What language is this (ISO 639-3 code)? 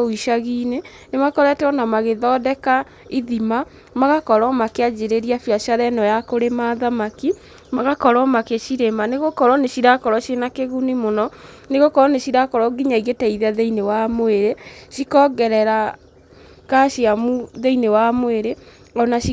kik